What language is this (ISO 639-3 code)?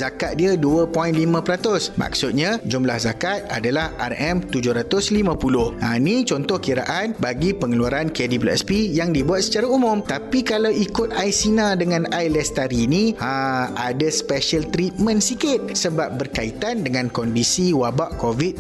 msa